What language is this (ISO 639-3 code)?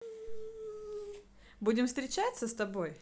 rus